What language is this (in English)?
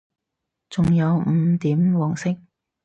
Cantonese